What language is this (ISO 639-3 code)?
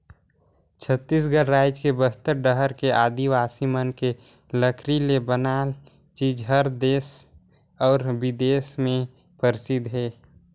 hne